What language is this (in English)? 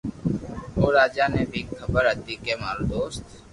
Loarki